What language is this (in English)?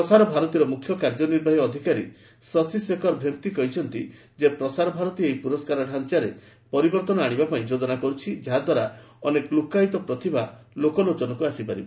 Odia